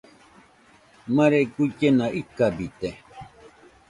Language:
Nüpode Huitoto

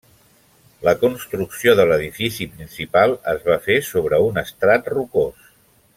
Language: Catalan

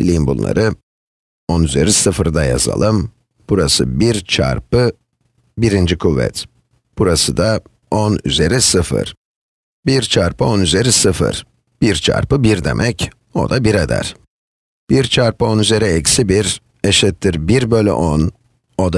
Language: Turkish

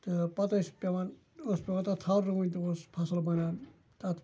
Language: Kashmiri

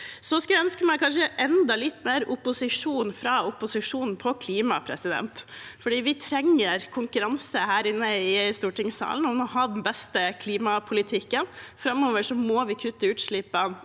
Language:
Norwegian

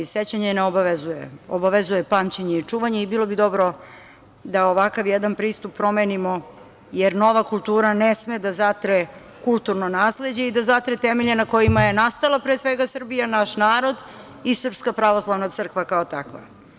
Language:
Serbian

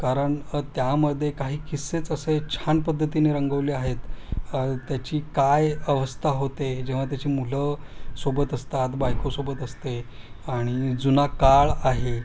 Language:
Marathi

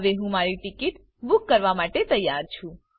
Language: Gujarati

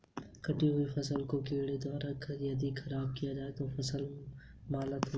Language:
Hindi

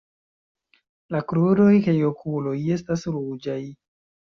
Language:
Esperanto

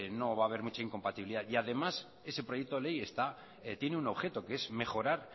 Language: Spanish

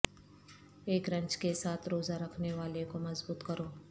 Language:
Urdu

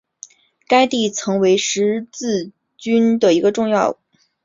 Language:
Chinese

